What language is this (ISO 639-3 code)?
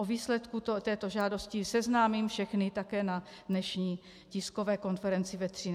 ces